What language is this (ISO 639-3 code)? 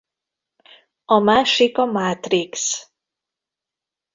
hun